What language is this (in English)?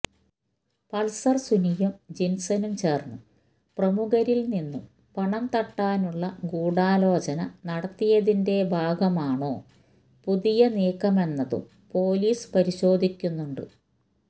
Malayalam